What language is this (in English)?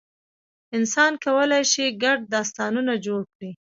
Pashto